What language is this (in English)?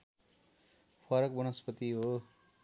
Nepali